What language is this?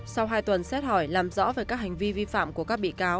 Vietnamese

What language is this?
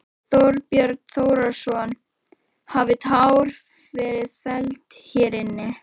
Icelandic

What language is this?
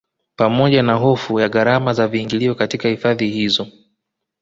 Swahili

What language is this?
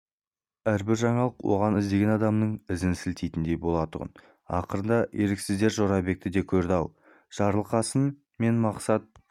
Kazakh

